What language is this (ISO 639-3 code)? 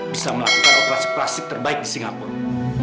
ind